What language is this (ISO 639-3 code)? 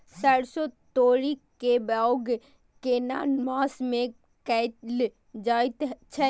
mai